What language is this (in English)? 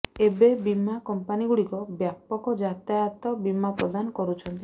Odia